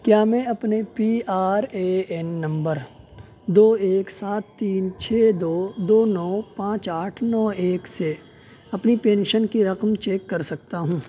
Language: Urdu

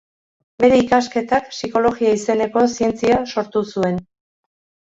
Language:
Basque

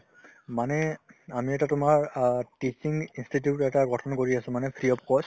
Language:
Assamese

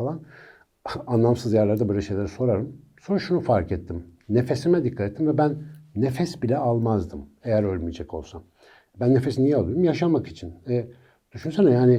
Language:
Turkish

